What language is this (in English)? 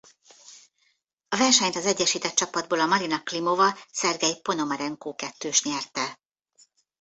Hungarian